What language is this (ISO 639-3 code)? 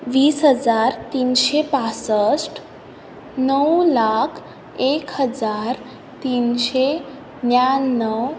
kok